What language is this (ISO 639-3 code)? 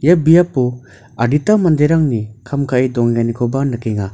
grt